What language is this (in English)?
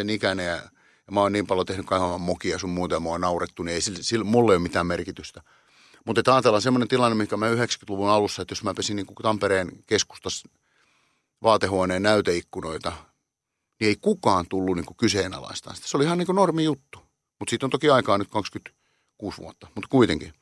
Finnish